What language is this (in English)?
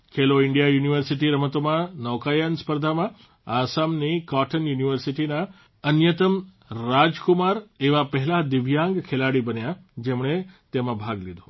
Gujarati